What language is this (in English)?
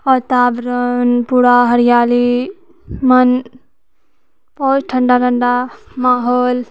Maithili